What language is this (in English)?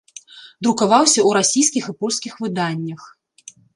Belarusian